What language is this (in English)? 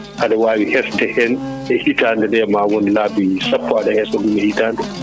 Fula